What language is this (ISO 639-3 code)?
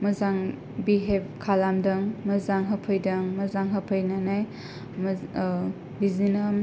brx